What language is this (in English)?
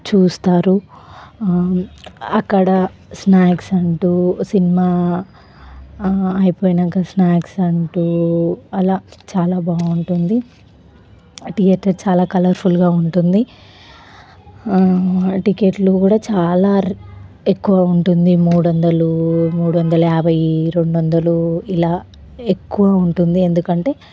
Telugu